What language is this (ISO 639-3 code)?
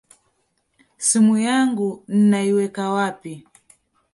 swa